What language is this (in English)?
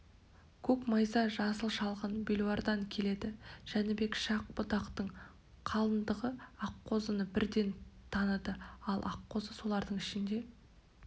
Kazakh